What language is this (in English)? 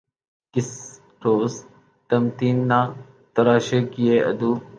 Urdu